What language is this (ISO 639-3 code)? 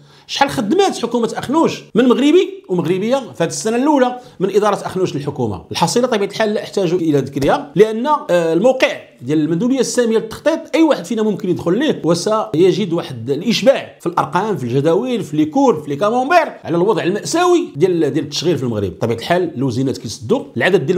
ara